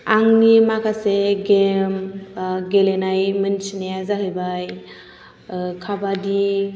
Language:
Bodo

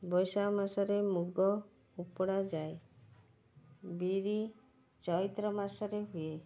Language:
Odia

